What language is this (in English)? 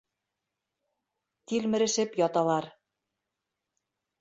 Bashkir